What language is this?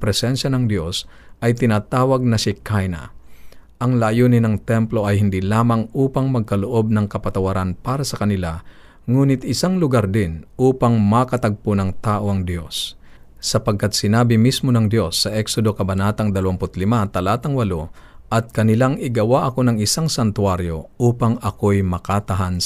Filipino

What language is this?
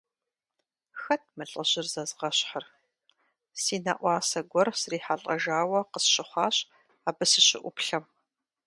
Kabardian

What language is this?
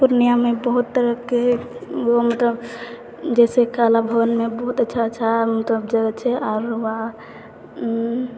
Maithili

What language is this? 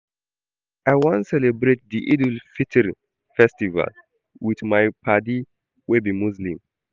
Nigerian Pidgin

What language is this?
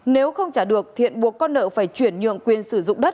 Vietnamese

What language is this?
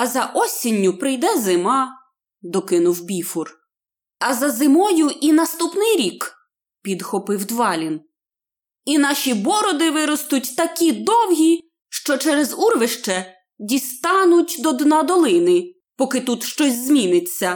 Ukrainian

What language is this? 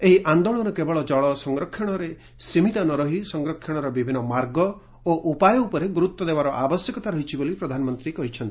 Odia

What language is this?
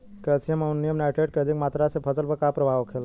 Bhojpuri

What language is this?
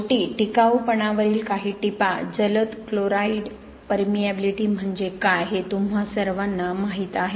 Marathi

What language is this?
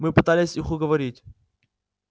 Russian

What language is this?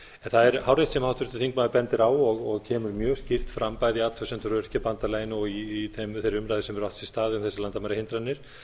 Icelandic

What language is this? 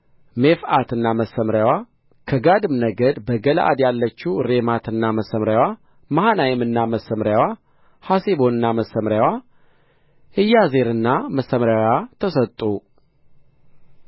Amharic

